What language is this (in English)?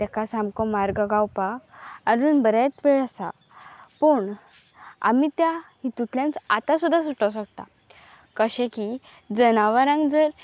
Konkani